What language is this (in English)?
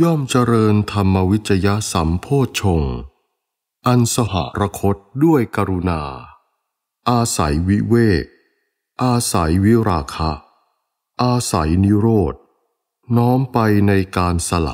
Thai